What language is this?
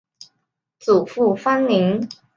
Chinese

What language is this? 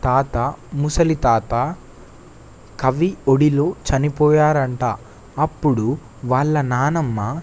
Telugu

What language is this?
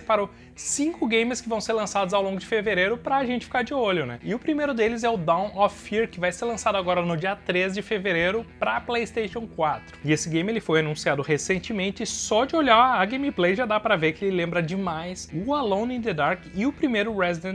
Portuguese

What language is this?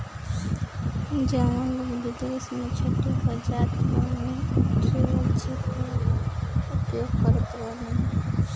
Bhojpuri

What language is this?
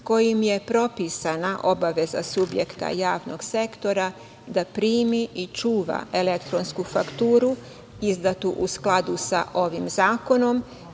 Serbian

